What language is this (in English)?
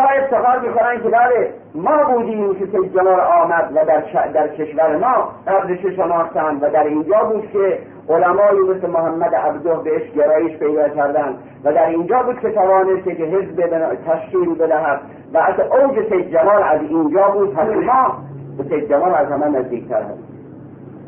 Persian